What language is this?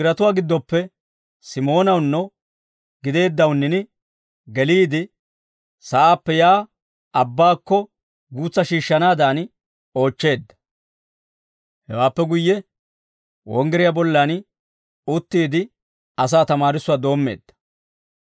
Dawro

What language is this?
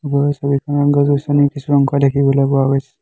Assamese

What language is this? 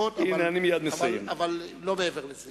Hebrew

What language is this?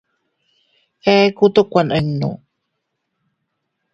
Teutila Cuicatec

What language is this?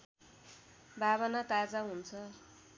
Nepali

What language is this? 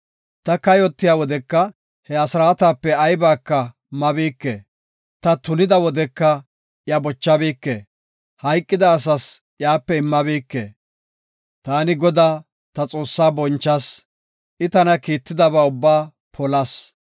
Gofa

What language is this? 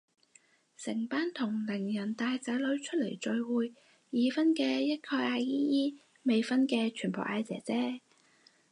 Cantonese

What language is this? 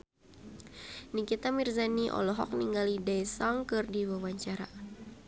Sundanese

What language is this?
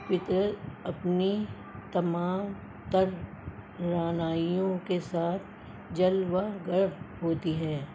Urdu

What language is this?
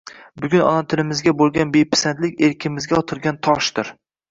Uzbek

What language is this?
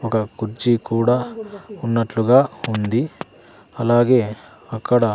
Telugu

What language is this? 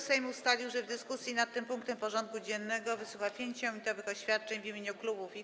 Polish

